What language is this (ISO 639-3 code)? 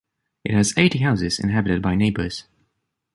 eng